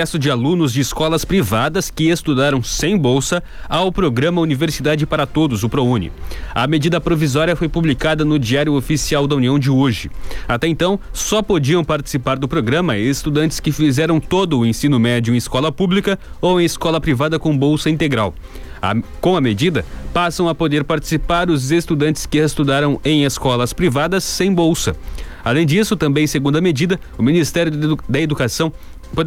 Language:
Portuguese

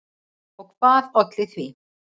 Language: Icelandic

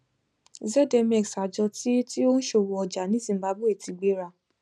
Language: Yoruba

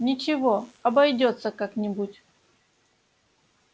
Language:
Russian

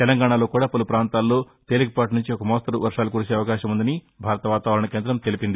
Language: Telugu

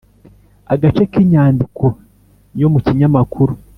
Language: Kinyarwanda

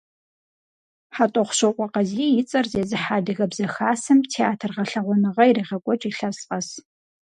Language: Kabardian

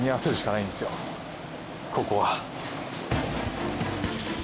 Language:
Japanese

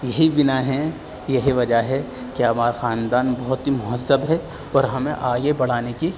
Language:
Urdu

